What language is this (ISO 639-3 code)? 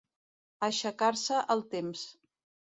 cat